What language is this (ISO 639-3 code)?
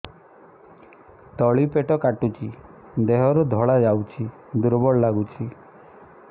ori